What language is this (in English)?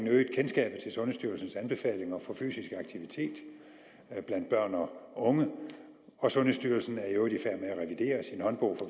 Danish